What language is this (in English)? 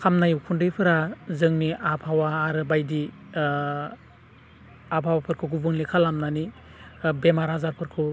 Bodo